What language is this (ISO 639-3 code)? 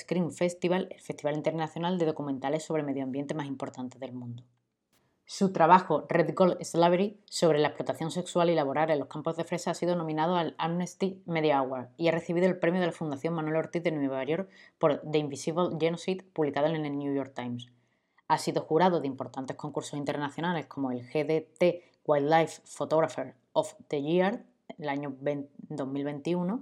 spa